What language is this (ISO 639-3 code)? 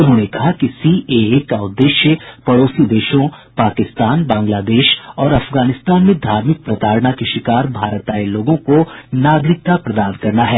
hin